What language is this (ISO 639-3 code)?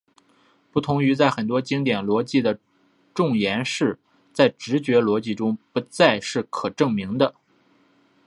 zho